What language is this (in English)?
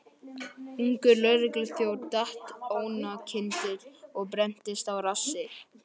Icelandic